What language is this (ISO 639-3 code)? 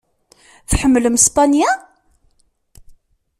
kab